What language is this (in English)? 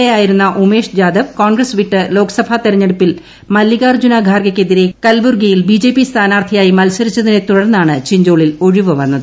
Malayalam